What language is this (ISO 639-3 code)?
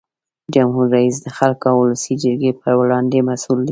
pus